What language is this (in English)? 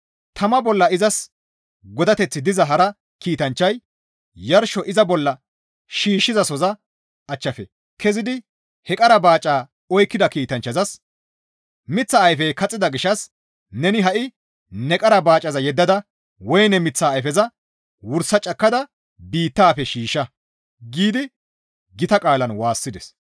Gamo